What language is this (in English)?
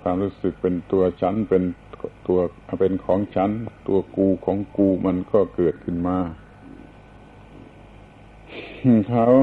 Thai